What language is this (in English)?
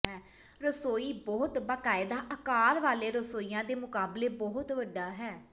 Punjabi